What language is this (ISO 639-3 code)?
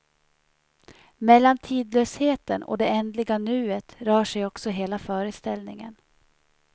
swe